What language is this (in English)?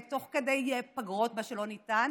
Hebrew